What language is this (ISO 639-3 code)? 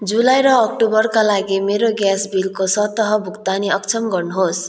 nep